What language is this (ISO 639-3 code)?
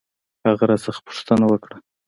pus